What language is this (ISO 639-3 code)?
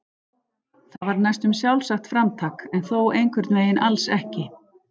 isl